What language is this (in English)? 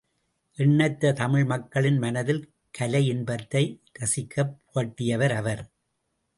Tamil